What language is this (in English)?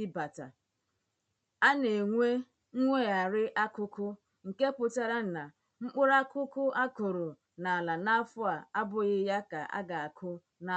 Igbo